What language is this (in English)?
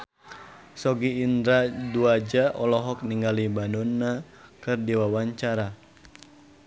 Sundanese